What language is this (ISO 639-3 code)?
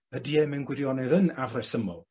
cym